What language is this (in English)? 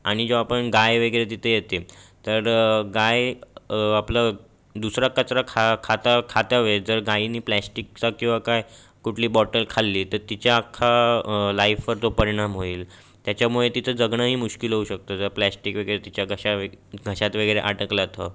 Marathi